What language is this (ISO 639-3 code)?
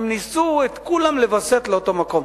heb